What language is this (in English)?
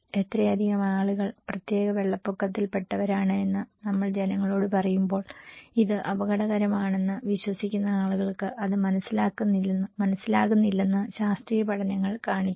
Malayalam